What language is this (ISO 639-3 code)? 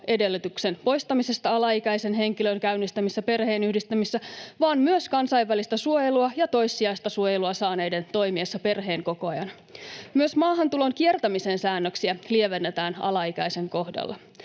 fin